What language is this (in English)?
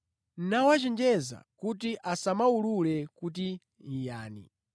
Nyanja